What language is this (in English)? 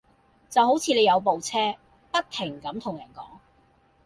Cantonese